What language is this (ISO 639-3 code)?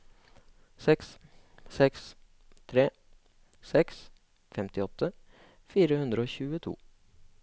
nor